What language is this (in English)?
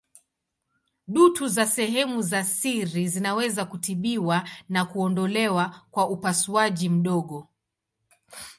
Swahili